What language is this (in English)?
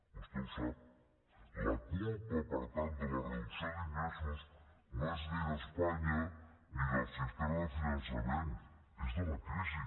Catalan